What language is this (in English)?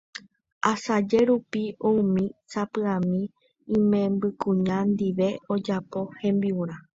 Guarani